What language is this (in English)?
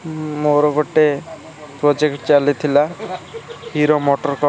Odia